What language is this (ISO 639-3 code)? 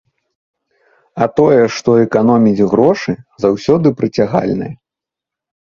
bel